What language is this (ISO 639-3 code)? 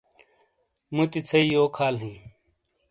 scl